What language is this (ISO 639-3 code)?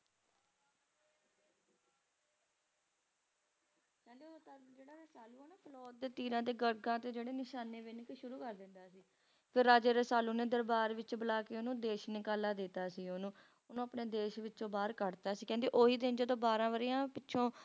pan